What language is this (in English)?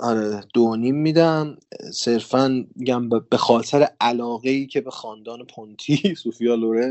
Persian